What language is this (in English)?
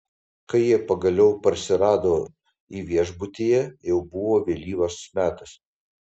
Lithuanian